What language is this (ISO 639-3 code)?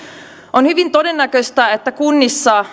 fin